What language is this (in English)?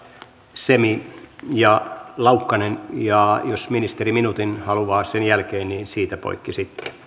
Finnish